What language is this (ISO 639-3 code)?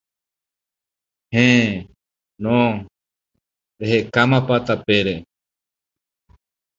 grn